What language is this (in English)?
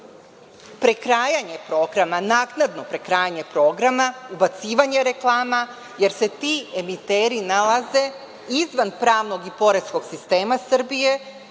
Serbian